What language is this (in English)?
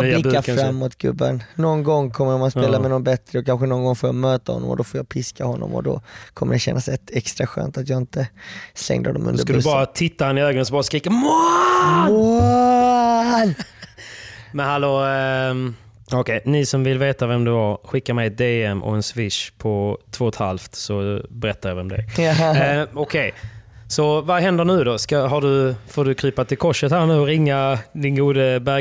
Swedish